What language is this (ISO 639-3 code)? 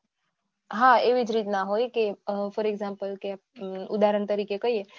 guj